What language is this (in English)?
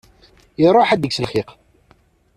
Kabyle